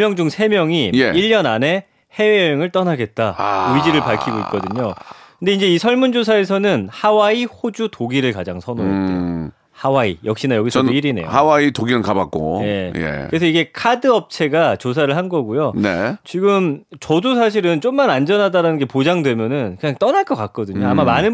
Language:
Korean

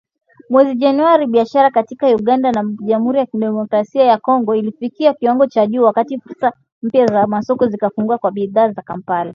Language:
Swahili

